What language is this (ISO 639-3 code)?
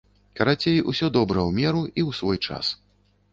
bel